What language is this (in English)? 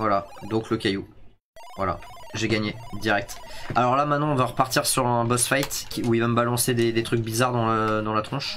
French